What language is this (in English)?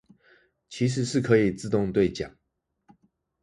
Chinese